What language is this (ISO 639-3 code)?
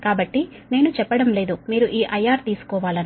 tel